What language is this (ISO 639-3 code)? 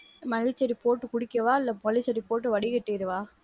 tam